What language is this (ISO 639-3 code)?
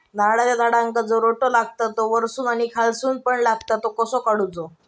mar